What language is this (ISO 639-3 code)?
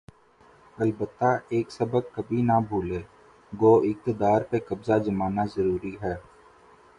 urd